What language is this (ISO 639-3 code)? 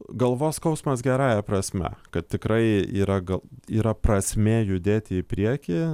lit